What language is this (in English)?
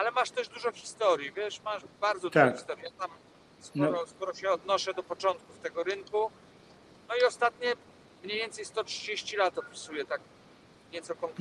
Polish